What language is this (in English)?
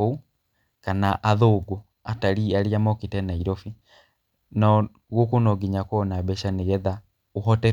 Kikuyu